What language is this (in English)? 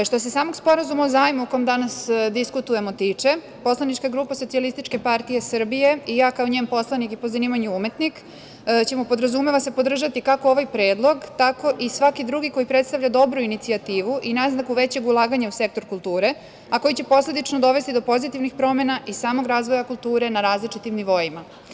Serbian